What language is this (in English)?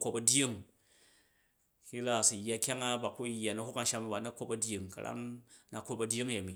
Jju